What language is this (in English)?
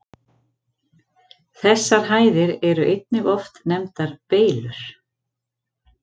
Icelandic